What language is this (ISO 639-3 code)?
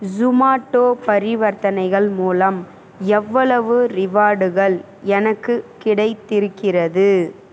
tam